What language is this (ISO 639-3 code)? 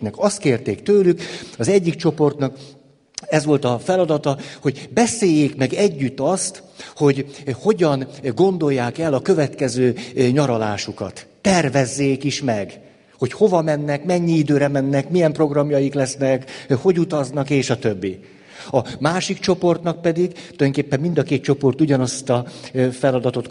hun